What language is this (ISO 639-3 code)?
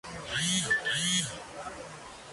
spa